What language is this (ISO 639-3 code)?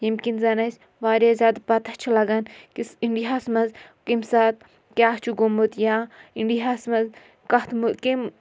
kas